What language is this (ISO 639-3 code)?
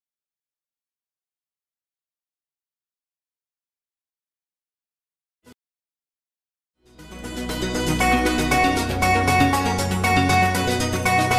vie